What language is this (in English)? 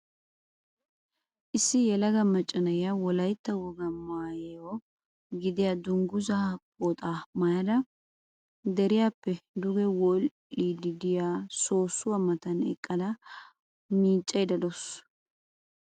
Wolaytta